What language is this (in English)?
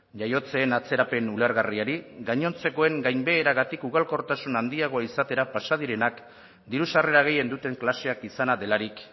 Basque